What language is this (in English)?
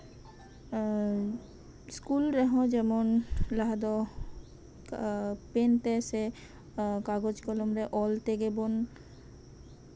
Santali